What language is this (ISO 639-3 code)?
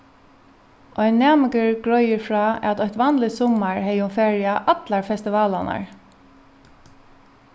fao